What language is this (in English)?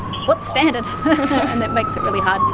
English